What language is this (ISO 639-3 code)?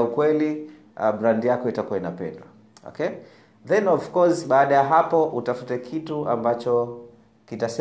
swa